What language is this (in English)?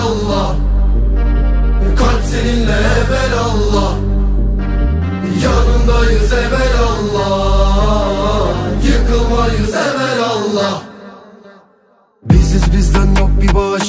Turkish